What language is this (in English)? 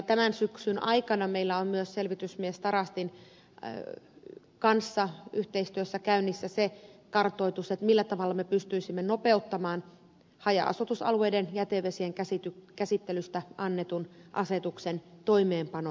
Finnish